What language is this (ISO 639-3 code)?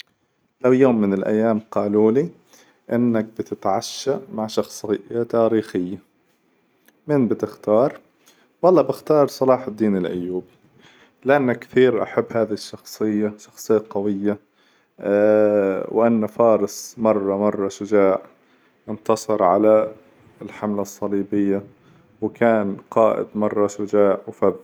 acw